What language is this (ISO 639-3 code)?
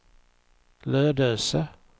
swe